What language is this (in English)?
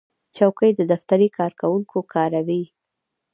Pashto